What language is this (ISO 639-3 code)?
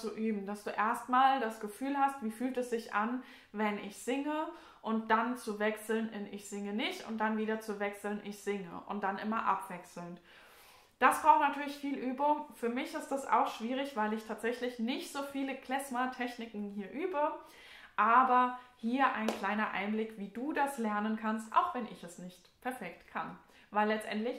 deu